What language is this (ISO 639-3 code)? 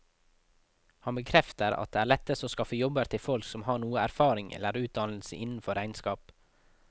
nor